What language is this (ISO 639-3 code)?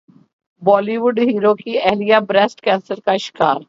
urd